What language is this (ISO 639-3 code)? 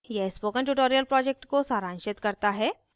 hin